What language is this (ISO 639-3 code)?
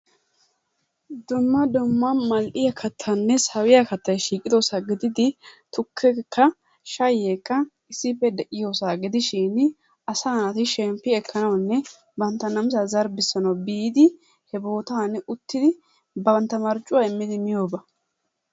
wal